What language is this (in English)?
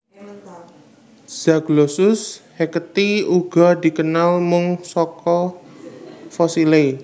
Javanese